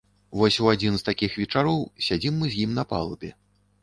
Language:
Belarusian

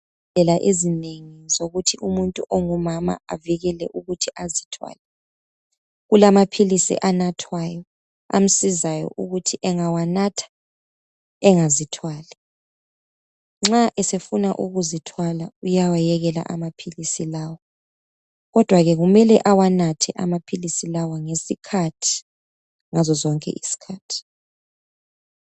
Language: North Ndebele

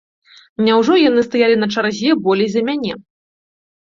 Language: Belarusian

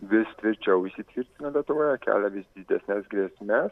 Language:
Lithuanian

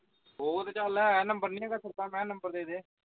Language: Punjabi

